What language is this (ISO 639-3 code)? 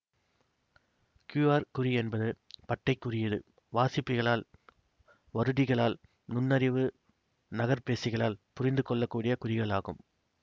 tam